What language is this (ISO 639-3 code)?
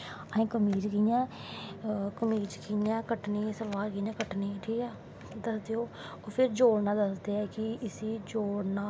doi